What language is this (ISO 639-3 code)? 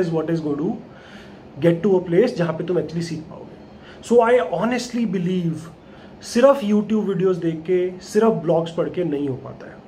hin